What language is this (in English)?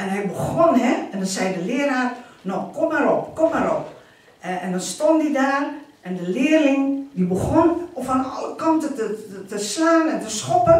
Dutch